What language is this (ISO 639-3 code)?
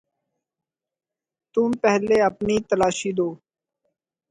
urd